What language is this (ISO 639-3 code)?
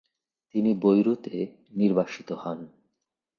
ben